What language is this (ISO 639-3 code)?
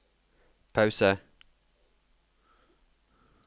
nor